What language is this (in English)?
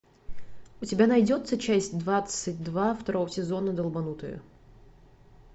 Russian